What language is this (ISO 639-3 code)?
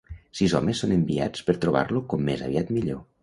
cat